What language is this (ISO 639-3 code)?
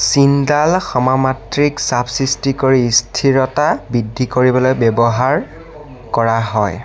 asm